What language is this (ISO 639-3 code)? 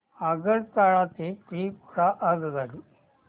mar